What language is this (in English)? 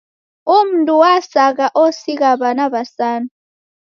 Taita